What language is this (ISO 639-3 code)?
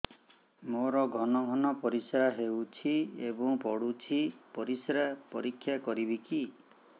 ori